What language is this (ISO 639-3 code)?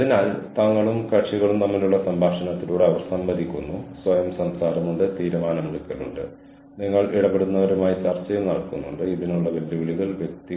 mal